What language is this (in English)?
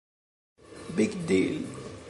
Italian